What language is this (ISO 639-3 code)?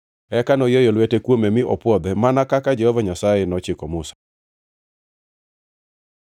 luo